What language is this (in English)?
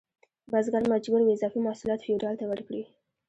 Pashto